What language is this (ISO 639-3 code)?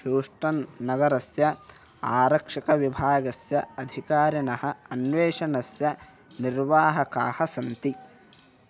san